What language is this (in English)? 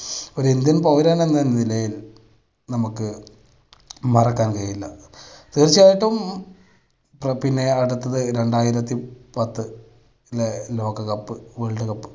Malayalam